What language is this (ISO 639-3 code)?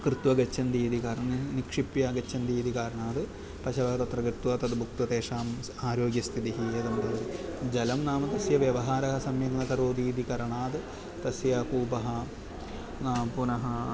san